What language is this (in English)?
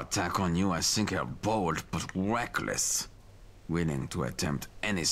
German